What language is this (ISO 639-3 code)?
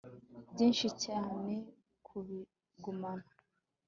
kin